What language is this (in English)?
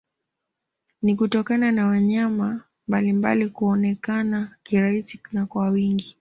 Swahili